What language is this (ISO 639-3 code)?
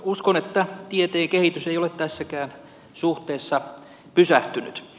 fin